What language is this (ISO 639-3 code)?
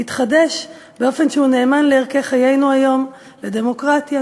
heb